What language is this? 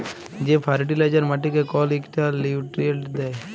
Bangla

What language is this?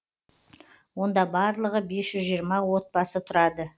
Kazakh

